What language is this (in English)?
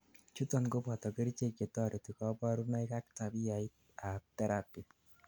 Kalenjin